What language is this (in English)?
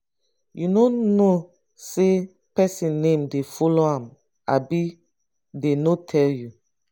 Nigerian Pidgin